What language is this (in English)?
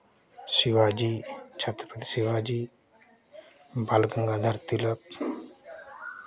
Hindi